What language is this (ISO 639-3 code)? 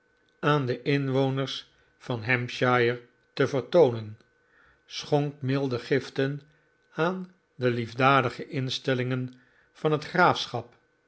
nld